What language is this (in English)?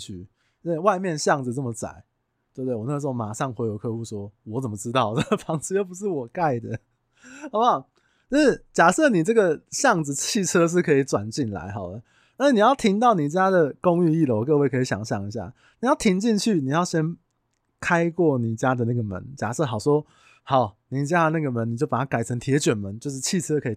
Chinese